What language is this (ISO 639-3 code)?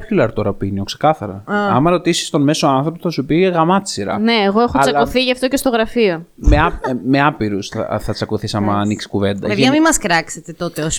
ell